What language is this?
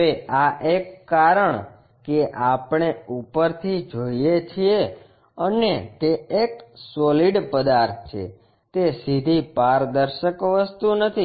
Gujarati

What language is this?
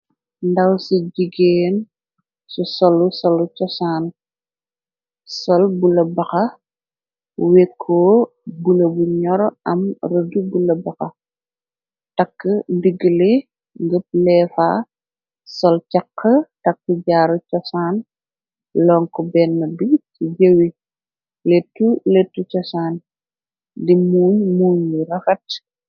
Wolof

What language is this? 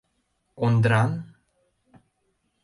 Mari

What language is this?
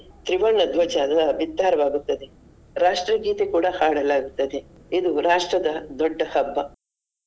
Kannada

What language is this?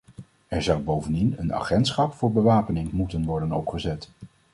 Dutch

